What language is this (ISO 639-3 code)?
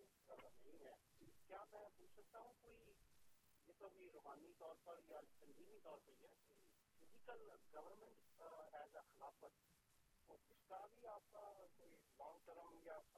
urd